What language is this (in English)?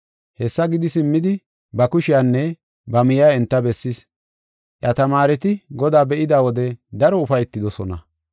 Gofa